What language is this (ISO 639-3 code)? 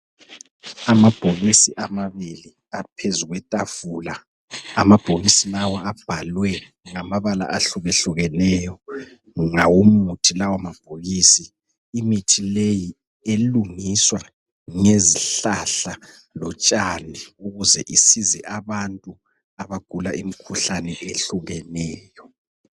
nde